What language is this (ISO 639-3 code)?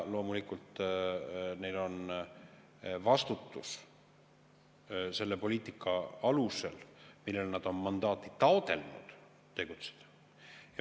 est